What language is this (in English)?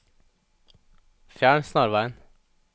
Norwegian